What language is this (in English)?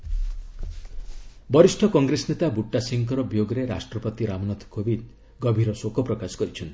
Odia